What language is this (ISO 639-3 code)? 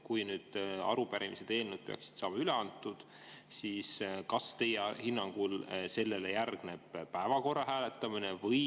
est